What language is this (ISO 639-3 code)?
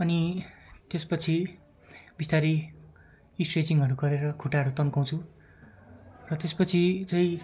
nep